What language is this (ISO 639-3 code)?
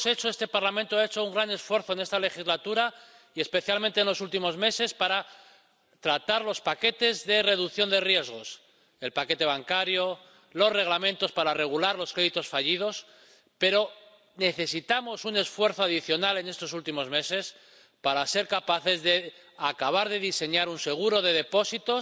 spa